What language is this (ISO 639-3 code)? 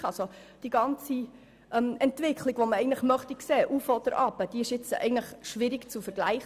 gsw